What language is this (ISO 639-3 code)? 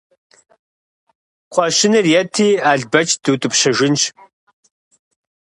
kbd